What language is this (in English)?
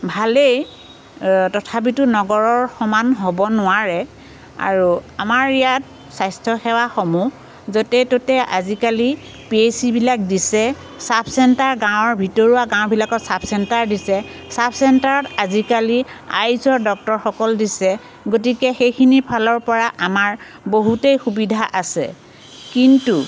Assamese